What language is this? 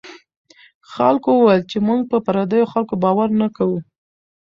Pashto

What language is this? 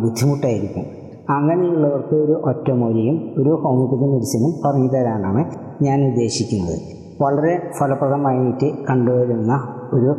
Malayalam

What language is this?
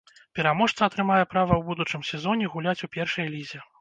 Belarusian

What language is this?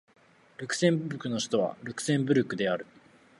Japanese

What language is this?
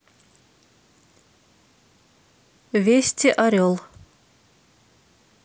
Russian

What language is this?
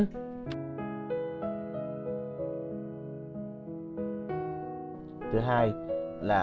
Vietnamese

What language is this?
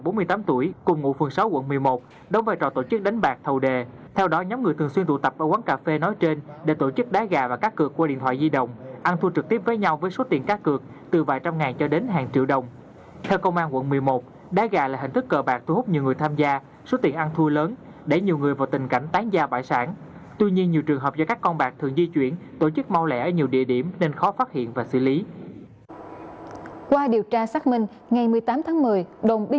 Vietnamese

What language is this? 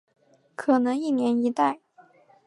Chinese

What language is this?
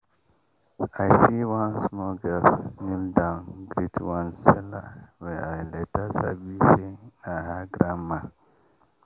Nigerian Pidgin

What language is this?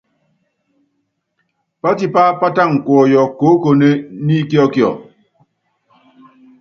Yangben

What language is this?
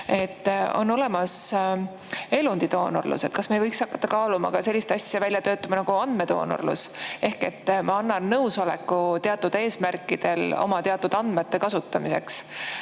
Estonian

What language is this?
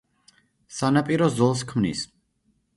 Georgian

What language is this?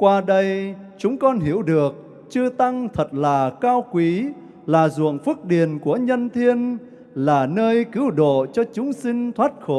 Vietnamese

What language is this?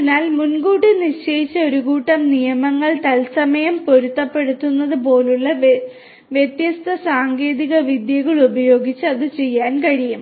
Malayalam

